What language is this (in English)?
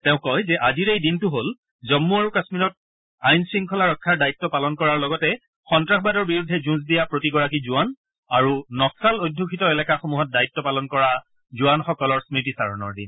Assamese